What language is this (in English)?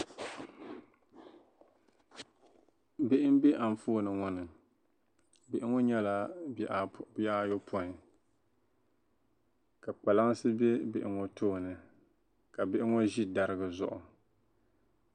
Dagbani